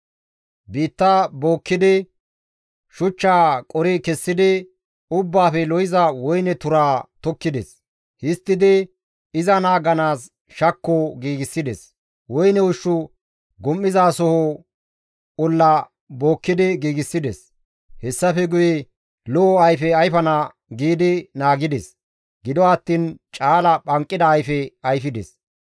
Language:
Gamo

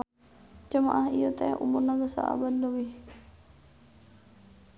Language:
Sundanese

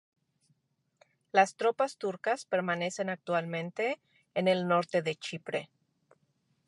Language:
Spanish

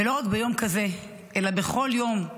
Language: Hebrew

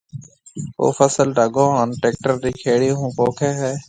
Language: Marwari (Pakistan)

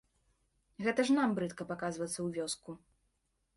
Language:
Belarusian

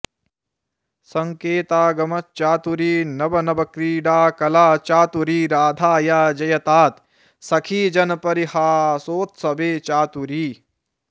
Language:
Sanskrit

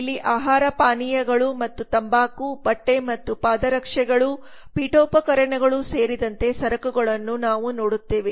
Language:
Kannada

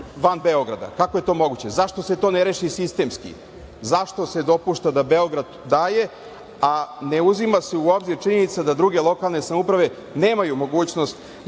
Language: Serbian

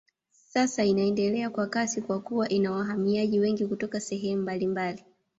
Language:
Swahili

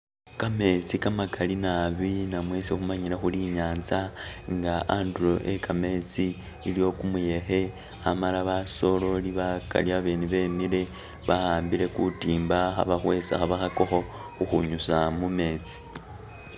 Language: Masaaba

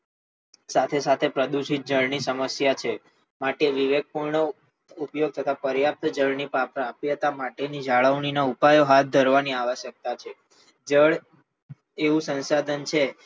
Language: Gujarati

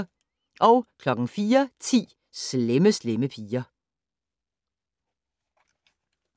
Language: Danish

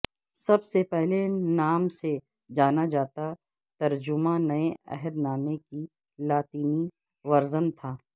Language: Urdu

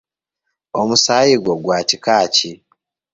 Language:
Ganda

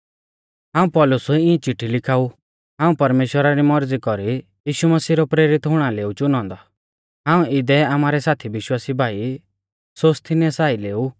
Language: Mahasu Pahari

